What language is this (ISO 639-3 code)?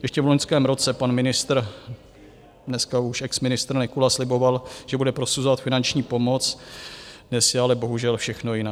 ces